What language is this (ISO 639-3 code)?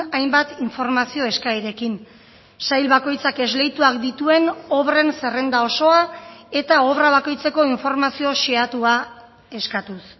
eus